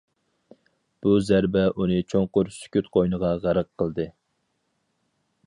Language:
Uyghur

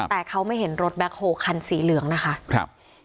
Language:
Thai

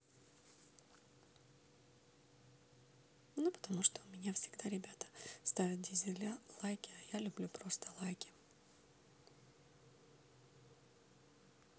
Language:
Russian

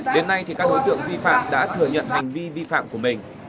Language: Vietnamese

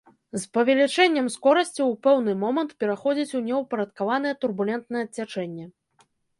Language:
Belarusian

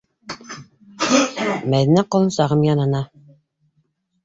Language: Bashkir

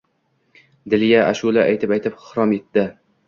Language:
Uzbek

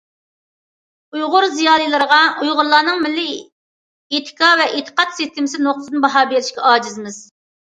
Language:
Uyghur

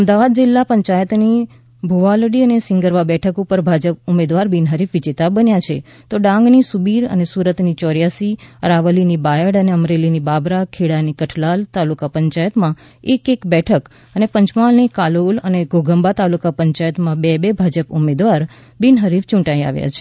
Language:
Gujarati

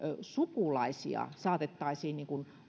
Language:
Finnish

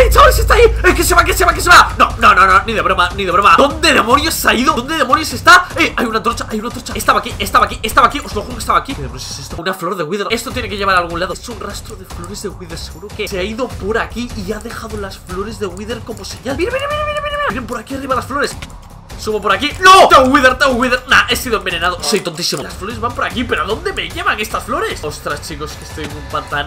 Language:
Spanish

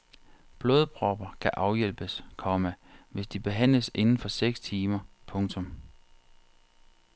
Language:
Danish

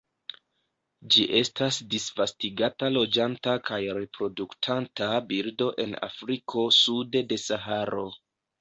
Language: Esperanto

